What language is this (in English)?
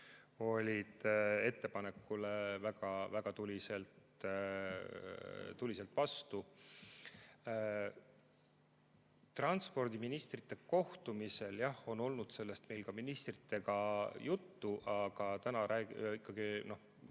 Estonian